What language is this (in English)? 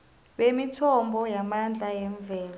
South Ndebele